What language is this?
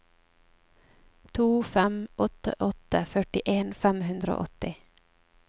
Norwegian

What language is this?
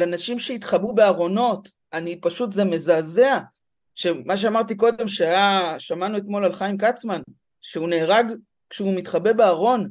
Hebrew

